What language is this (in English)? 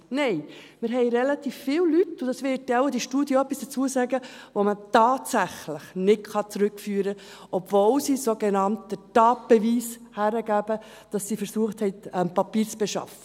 Swiss German